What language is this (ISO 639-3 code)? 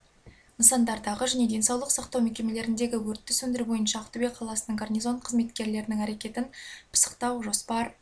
kaz